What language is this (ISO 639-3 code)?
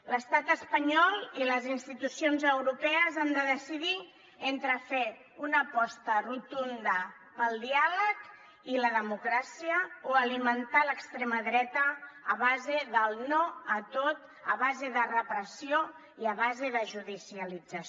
cat